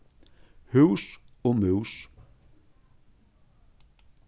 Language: Faroese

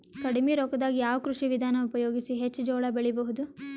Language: Kannada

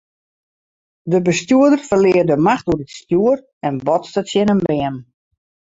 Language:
Western Frisian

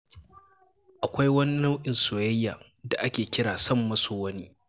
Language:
Hausa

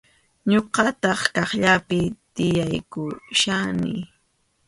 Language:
Arequipa-La Unión Quechua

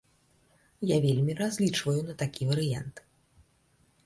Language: Belarusian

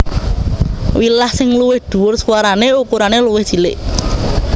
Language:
Javanese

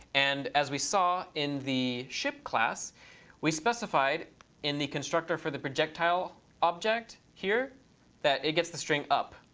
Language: English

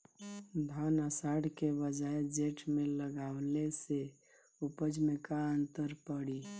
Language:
Bhojpuri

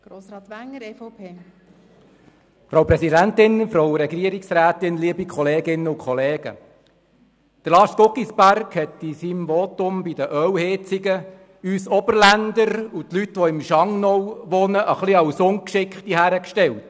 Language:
Swiss German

